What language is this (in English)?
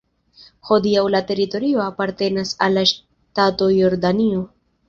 Esperanto